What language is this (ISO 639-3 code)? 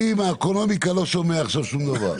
heb